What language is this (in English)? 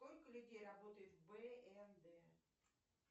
Russian